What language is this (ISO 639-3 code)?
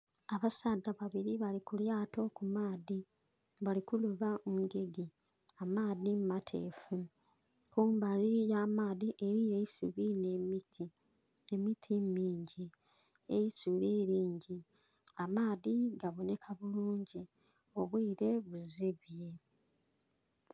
xog